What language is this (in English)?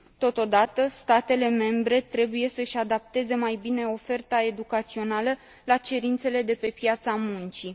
Romanian